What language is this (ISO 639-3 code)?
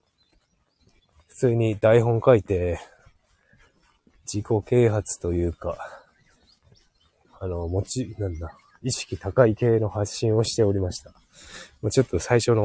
jpn